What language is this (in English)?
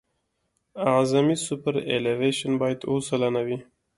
Pashto